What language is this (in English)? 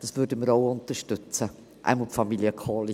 Swiss German